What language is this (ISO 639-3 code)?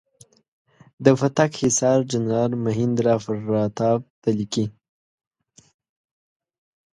pus